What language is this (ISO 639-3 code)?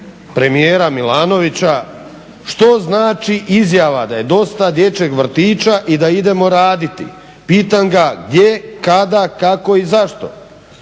hrv